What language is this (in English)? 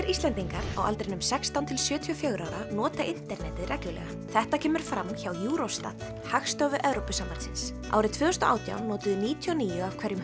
Icelandic